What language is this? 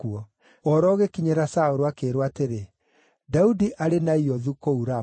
Kikuyu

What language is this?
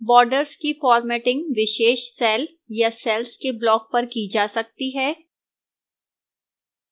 Hindi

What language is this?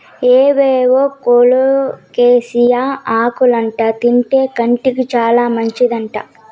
Telugu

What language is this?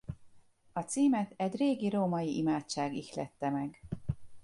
Hungarian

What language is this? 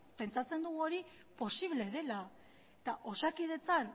Basque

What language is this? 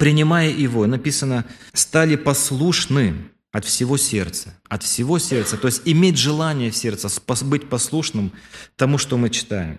Russian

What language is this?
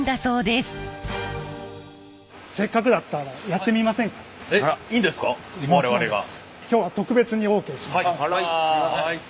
Japanese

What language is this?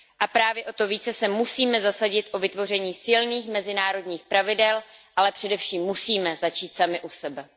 Czech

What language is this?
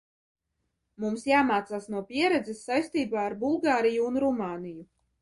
Latvian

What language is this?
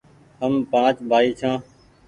Goaria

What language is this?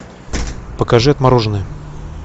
Russian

